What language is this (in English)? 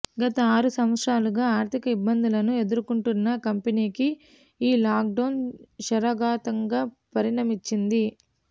Telugu